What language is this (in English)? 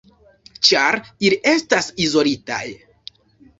Esperanto